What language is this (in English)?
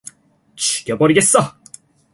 Korean